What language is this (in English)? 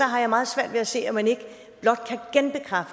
Danish